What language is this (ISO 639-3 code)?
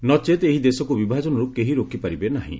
ori